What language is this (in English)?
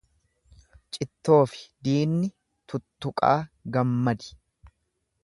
Oromo